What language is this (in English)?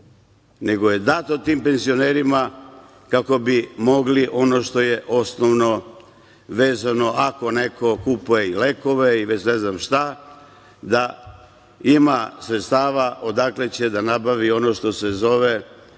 Serbian